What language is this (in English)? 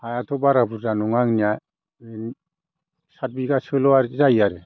Bodo